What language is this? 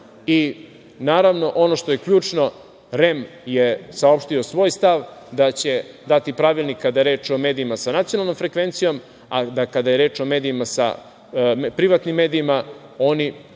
Serbian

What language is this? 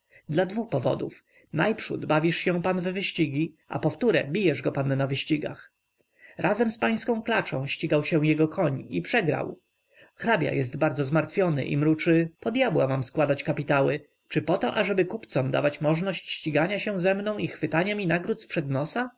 Polish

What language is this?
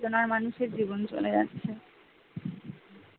Bangla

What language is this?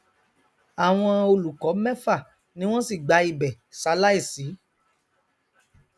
Yoruba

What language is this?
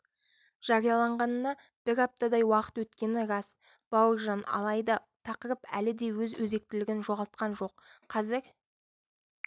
Kazakh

